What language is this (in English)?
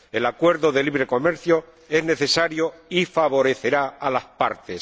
Spanish